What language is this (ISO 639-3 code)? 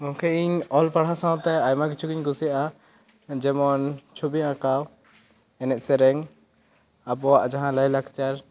sat